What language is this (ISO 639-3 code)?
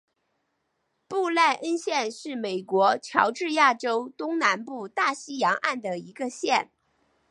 zho